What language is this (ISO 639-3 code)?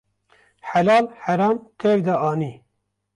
kur